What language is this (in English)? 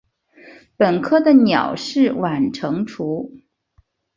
Chinese